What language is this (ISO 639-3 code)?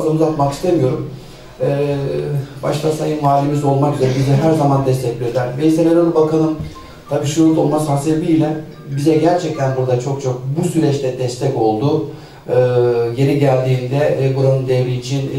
tur